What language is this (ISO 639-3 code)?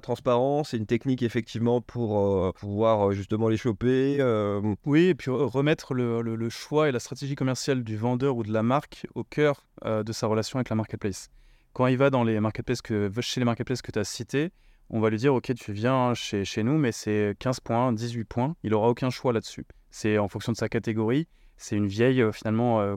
fra